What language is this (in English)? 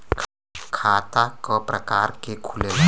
Bhojpuri